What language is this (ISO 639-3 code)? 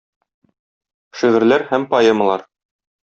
tat